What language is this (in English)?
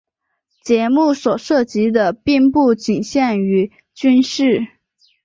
Chinese